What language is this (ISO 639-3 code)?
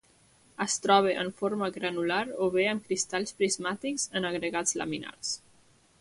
cat